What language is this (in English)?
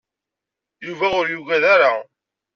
Kabyle